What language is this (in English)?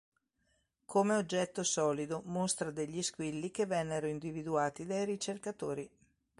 Italian